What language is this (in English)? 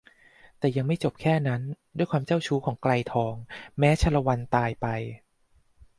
Thai